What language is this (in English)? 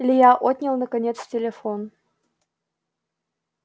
Russian